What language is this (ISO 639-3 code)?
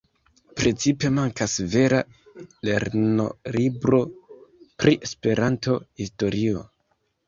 epo